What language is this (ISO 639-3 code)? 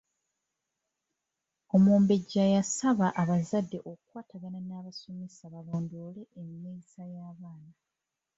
lug